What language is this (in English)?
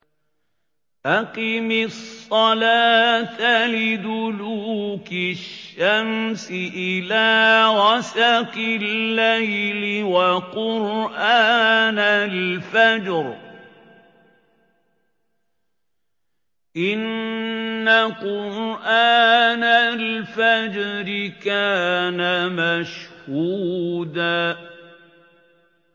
Arabic